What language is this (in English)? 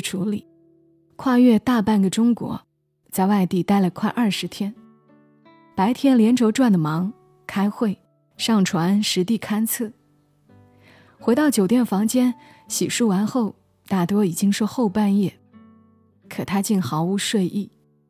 Chinese